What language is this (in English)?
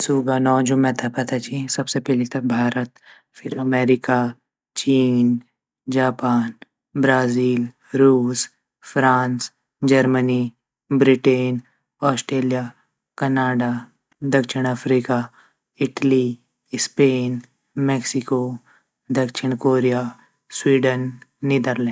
Garhwali